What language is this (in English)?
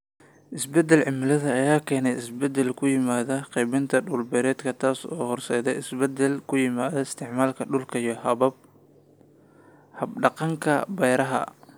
Somali